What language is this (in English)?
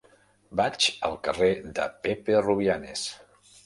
Catalan